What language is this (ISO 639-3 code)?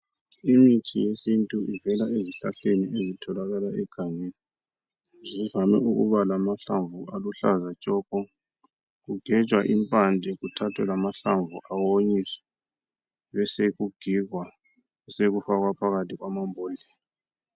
nde